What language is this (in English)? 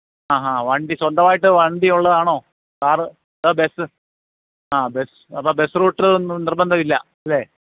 Malayalam